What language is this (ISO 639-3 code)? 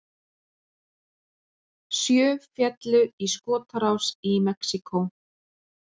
isl